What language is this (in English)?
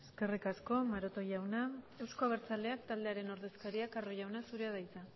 Basque